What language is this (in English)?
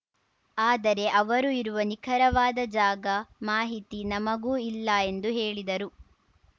Kannada